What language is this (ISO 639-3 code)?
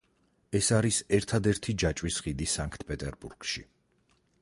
kat